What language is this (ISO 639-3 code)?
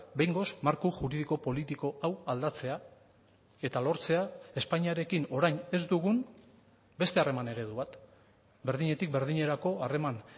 eus